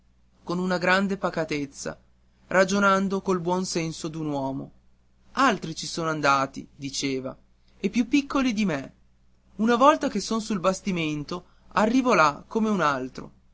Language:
Italian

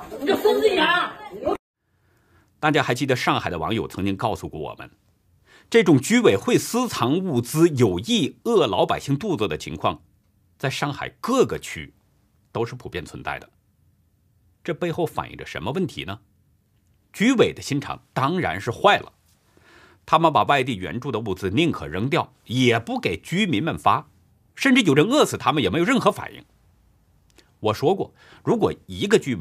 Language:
Chinese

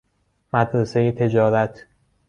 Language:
Persian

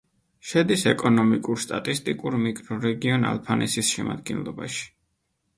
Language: Georgian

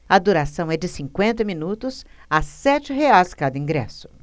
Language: Portuguese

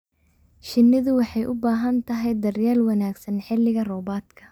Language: Somali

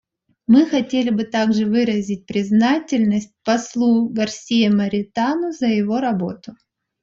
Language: Russian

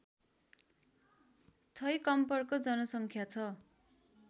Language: Nepali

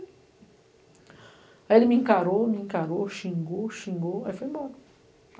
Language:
Portuguese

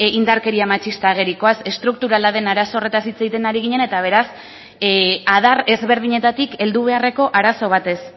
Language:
Basque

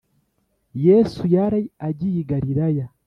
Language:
Kinyarwanda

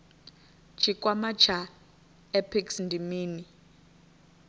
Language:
Venda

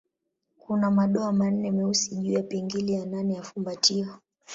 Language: Swahili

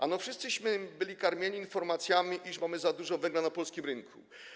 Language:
Polish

